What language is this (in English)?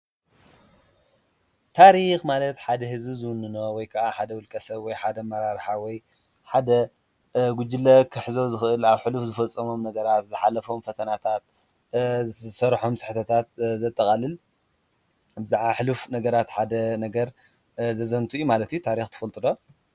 Tigrinya